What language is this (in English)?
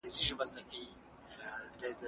Pashto